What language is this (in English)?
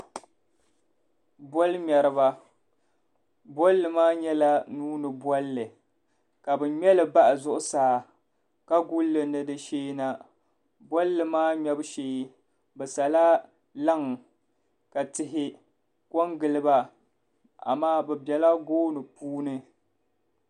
Dagbani